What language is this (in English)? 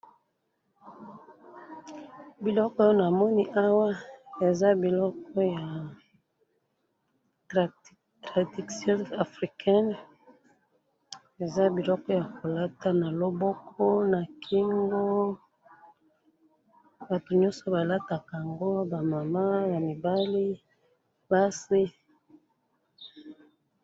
Lingala